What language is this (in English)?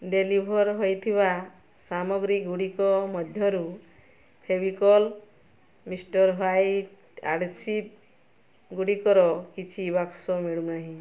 Odia